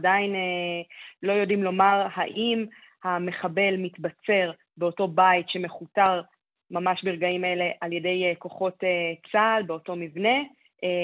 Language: Hebrew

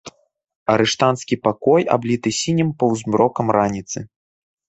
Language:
Belarusian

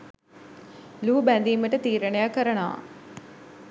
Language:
Sinhala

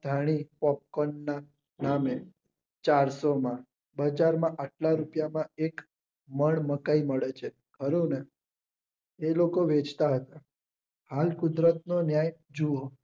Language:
Gujarati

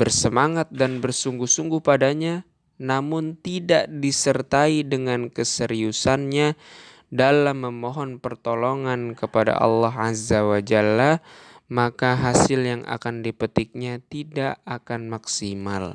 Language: Indonesian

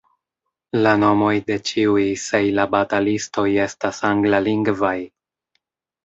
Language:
Esperanto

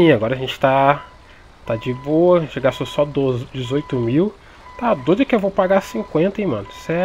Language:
Portuguese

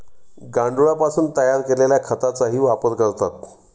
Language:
Marathi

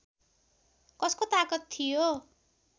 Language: Nepali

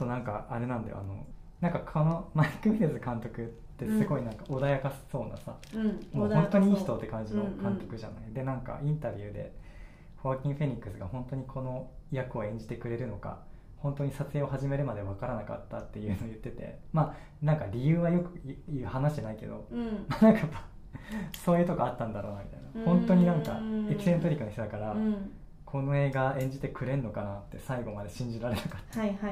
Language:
Japanese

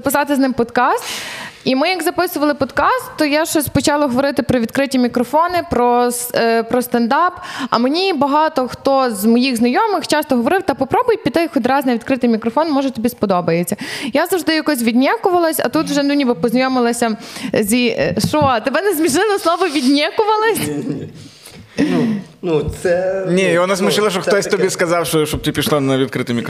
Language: Ukrainian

